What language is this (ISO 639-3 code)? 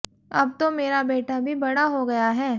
hin